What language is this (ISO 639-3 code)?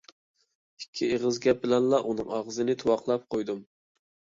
uig